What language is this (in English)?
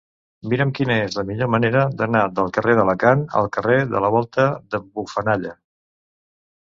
Catalan